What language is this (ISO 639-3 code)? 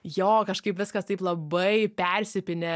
lit